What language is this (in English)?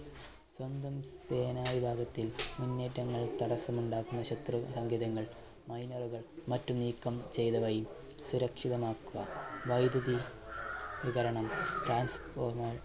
Malayalam